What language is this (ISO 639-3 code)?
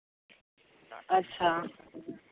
sat